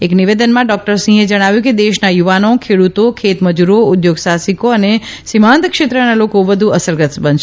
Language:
Gujarati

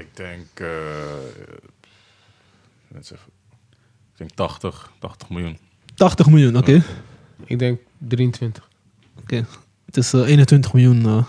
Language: Dutch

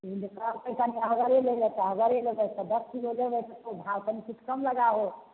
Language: Maithili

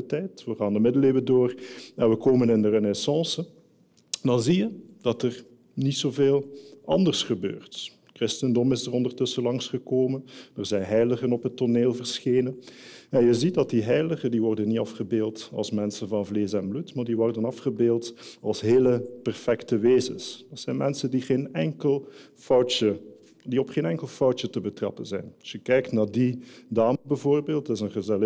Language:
Dutch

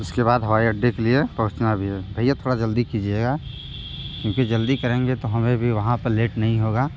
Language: Hindi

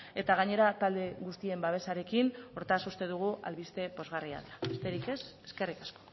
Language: Basque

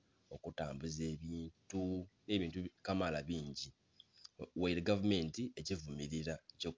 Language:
Soga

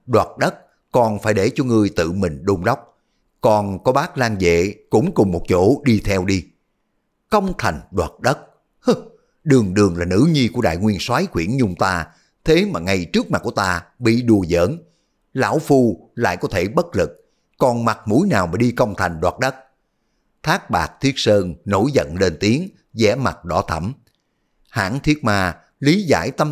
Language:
Vietnamese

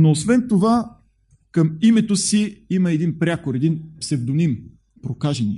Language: Bulgarian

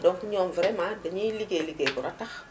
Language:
Wolof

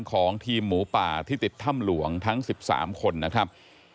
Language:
Thai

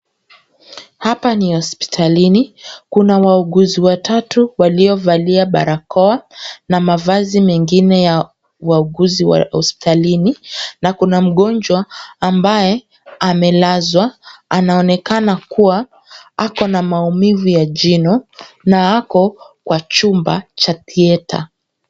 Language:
Swahili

